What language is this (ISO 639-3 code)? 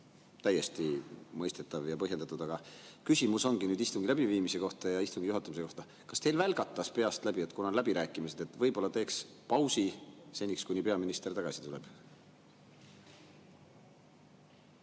est